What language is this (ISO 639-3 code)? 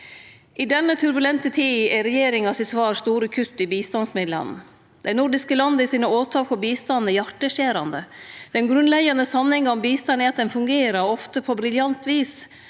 nor